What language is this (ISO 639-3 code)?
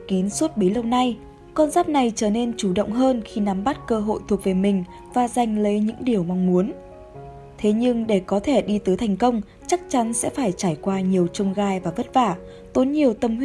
vie